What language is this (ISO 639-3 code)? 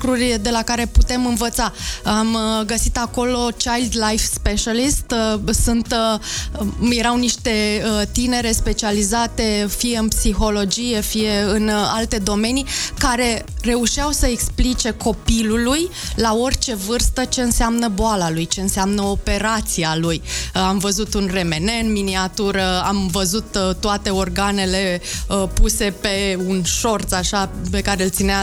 ron